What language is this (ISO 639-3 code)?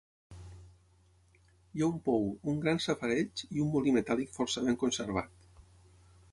cat